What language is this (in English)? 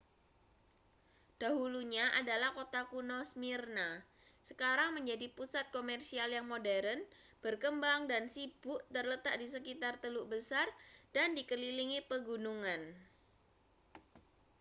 Indonesian